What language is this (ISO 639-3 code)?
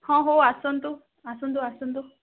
ori